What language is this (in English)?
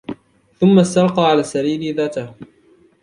Arabic